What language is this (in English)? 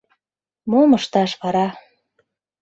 Mari